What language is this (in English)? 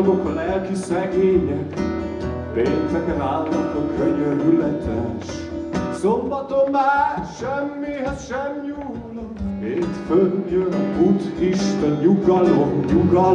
Hungarian